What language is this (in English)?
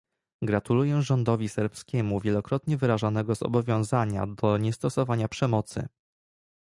Polish